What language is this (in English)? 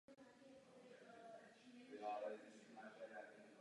Czech